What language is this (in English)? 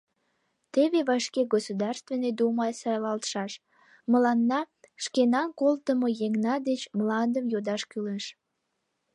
Mari